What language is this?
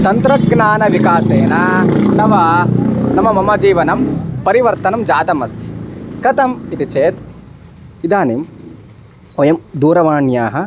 Sanskrit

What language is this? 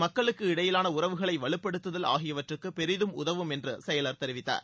Tamil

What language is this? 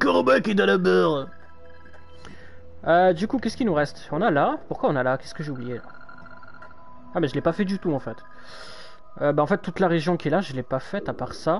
French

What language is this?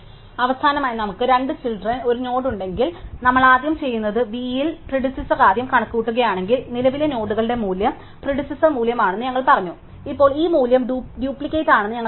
Malayalam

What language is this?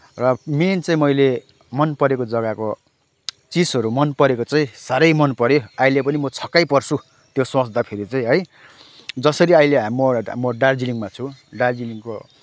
Nepali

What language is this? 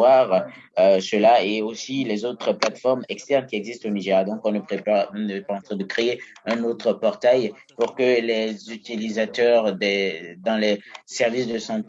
French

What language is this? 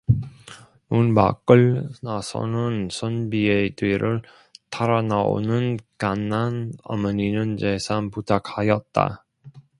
Korean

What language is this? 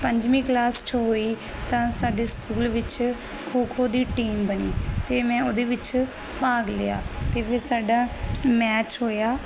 Punjabi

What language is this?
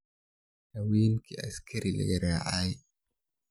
Somali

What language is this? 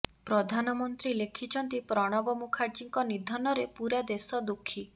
Odia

